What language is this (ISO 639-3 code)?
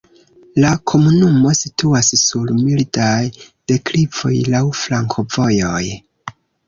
epo